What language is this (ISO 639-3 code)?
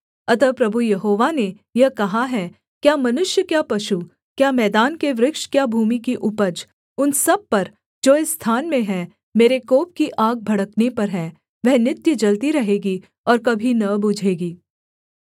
hin